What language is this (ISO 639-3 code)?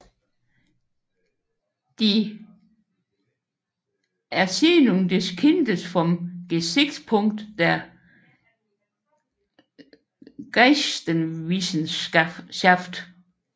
dan